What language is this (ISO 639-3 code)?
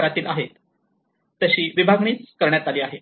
mar